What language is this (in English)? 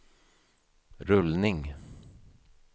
Swedish